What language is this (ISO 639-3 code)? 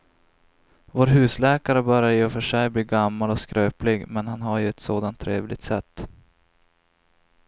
swe